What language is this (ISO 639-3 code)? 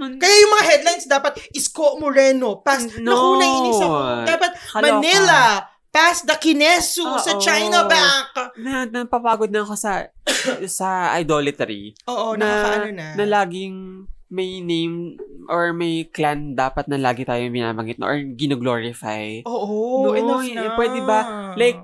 fil